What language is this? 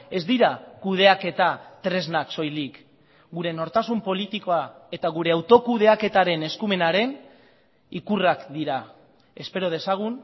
Basque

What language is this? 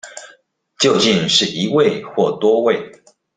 Chinese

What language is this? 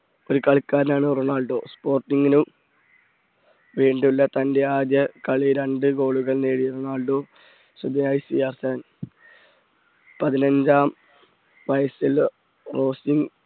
Malayalam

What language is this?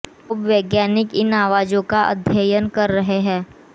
Hindi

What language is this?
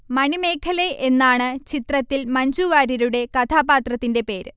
Malayalam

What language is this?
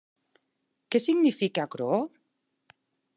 Occitan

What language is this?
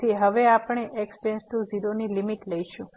Gujarati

